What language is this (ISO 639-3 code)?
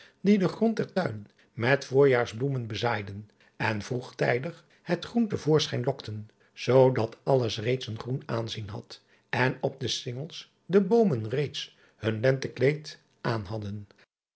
nld